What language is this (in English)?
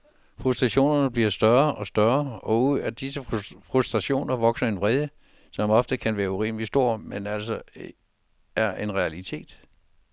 Danish